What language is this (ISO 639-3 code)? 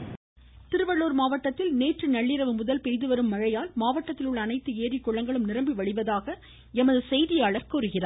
tam